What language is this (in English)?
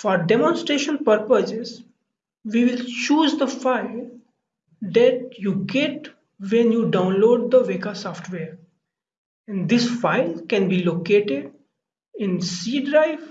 English